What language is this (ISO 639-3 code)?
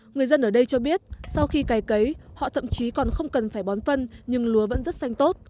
vie